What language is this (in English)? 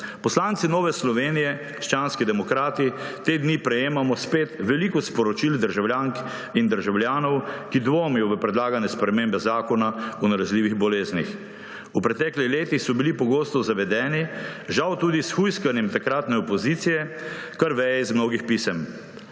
Slovenian